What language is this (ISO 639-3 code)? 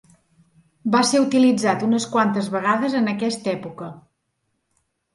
cat